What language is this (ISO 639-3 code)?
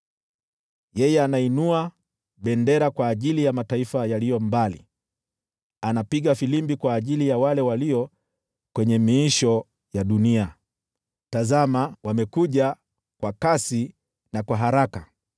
swa